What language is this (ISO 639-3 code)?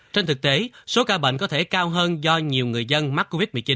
vie